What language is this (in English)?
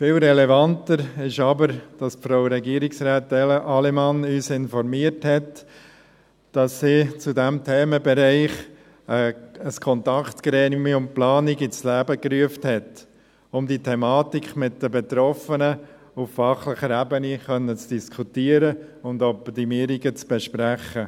Swiss German